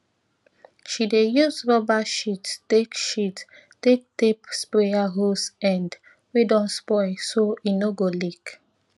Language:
Nigerian Pidgin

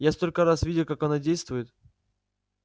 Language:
Russian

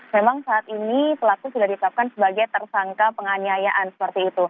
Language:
Indonesian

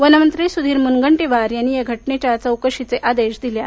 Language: Marathi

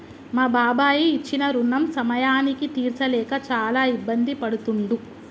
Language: Telugu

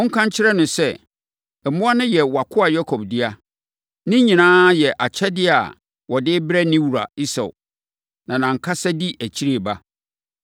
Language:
Akan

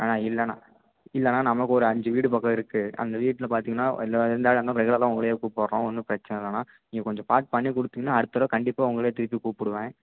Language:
Tamil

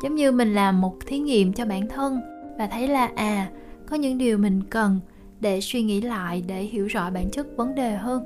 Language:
Vietnamese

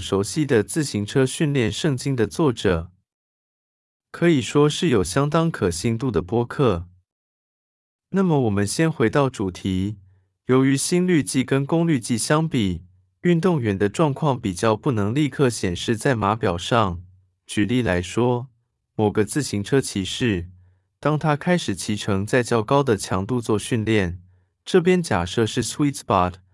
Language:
Chinese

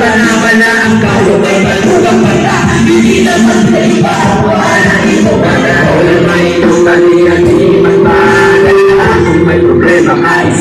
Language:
Indonesian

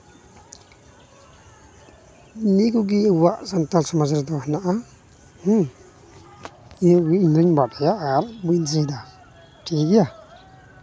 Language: Santali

